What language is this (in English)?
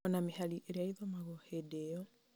Kikuyu